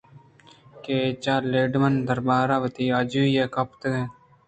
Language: Eastern Balochi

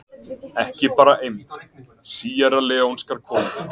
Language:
Icelandic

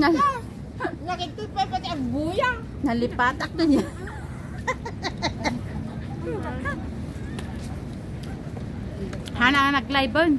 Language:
Filipino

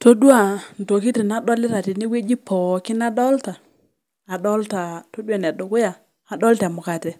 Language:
Masai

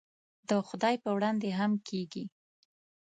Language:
Pashto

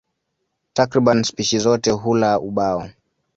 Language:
Swahili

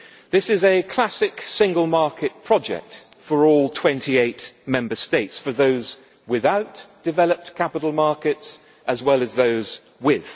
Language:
English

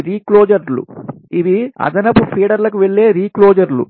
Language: Telugu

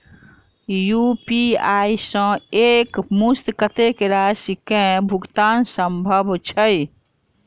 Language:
Maithili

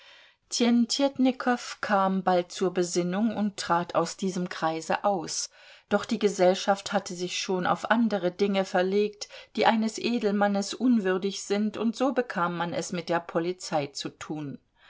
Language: German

